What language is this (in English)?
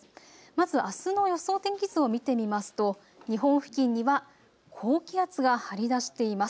Japanese